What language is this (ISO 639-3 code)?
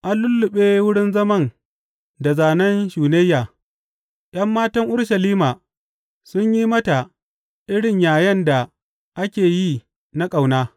hau